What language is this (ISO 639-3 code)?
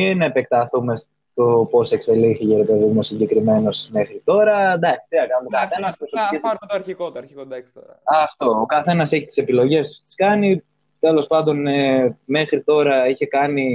ell